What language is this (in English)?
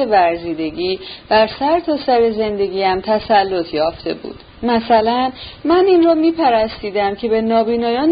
Persian